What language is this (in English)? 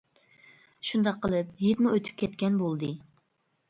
Uyghur